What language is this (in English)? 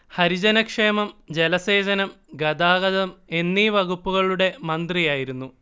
Malayalam